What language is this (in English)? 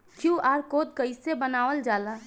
Bhojpuri